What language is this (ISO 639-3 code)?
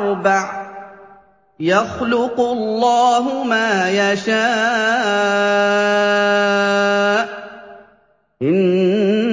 ara